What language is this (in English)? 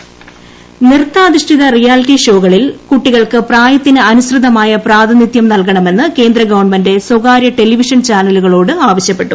Malayalam